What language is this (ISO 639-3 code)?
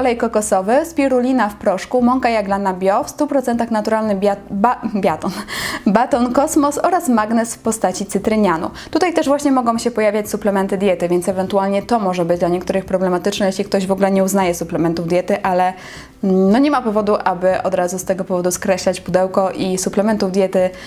pol